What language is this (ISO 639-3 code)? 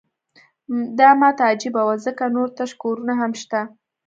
pus